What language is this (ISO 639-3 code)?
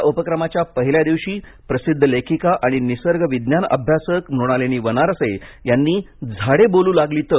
mar